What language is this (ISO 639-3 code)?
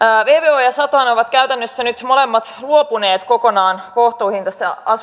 fin